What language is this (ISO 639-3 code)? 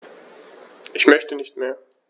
deu